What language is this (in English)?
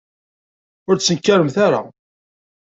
Kabyle